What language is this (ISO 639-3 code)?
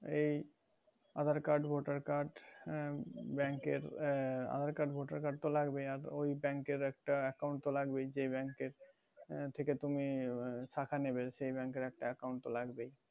ben